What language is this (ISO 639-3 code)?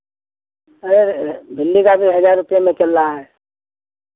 hin